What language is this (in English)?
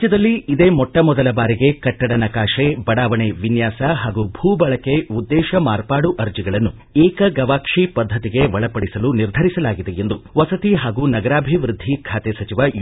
Kannada